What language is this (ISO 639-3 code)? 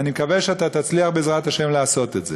heb